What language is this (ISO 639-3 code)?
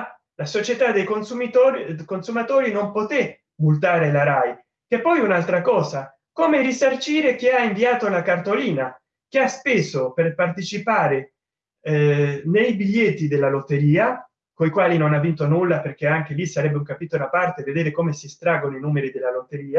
ita